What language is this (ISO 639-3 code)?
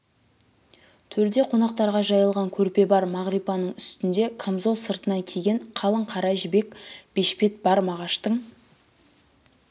kaz